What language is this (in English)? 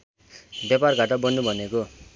Nepali